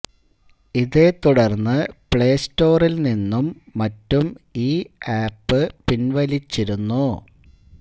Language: Malayalam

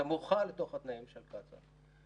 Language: Hebrew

